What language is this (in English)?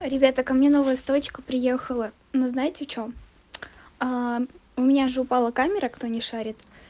Russian